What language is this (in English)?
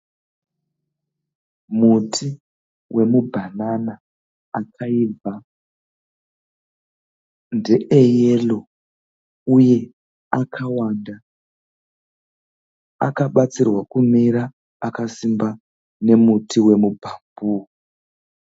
Shona